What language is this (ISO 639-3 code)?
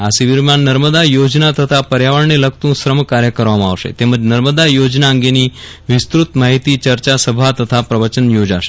guj